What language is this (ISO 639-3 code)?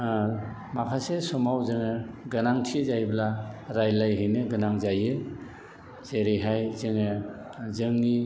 brx